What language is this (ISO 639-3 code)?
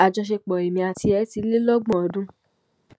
yor